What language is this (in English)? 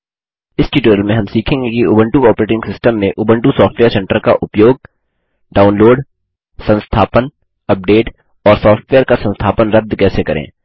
Hindi